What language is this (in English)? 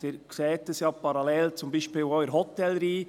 Swiss German